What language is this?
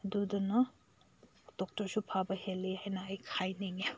Manipuri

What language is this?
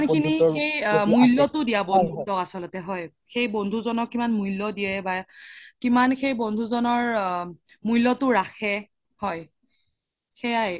Assamese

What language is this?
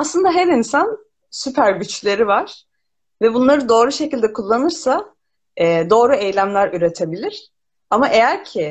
Turkish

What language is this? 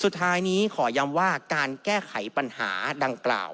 Thai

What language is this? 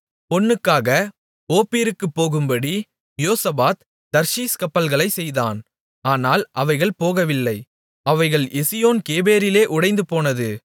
Tamil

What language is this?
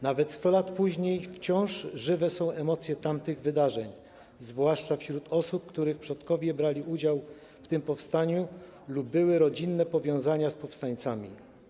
Polish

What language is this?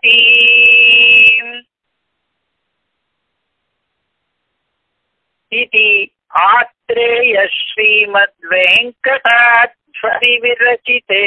Indonesian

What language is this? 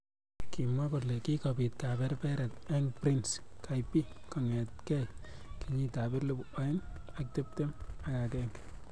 Kalenjin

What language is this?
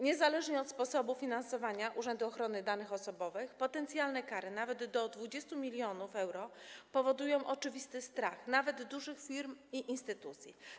Polish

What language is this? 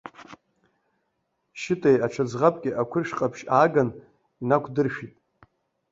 Abkhazian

